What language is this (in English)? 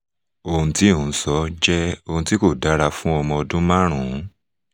Yoruba